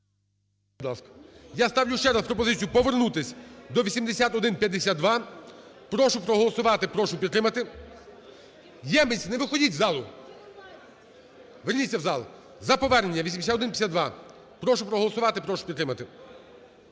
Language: Ukrainian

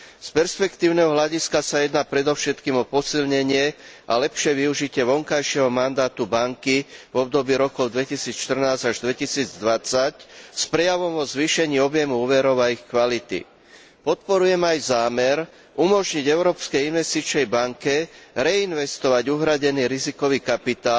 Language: Slovak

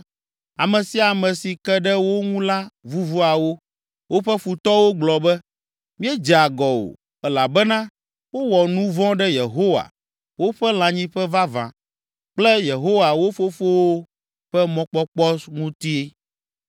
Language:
Ewe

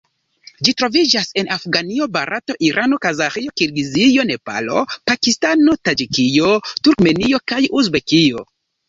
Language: Esperanto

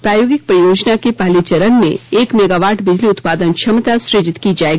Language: Hindi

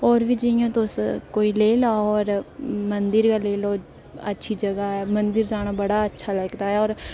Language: Dogri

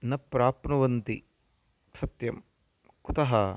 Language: Sanskrit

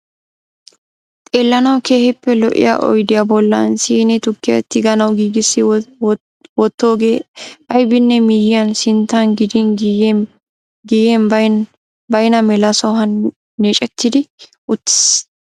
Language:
Wolaytta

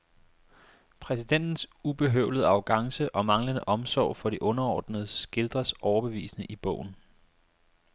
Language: Danish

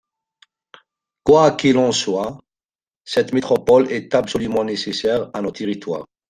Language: French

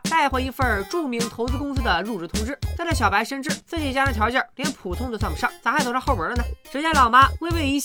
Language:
Chinese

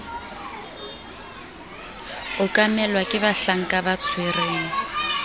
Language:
Southern Sotho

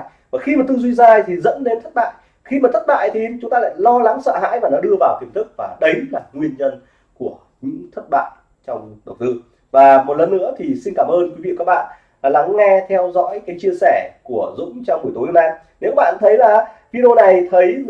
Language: Vietnamese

